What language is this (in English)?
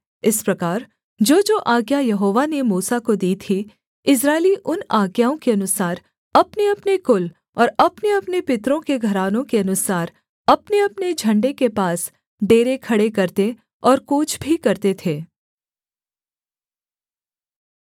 Hindi